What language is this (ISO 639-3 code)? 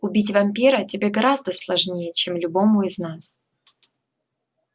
rus